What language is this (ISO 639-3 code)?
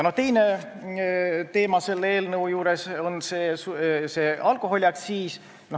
est